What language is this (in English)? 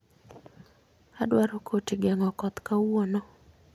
Luo (Kenya and Tanzania)